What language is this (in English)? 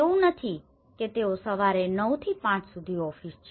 Gujarati